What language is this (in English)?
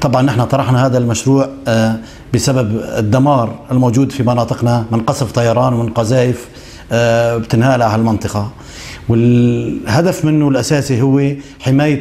Arabic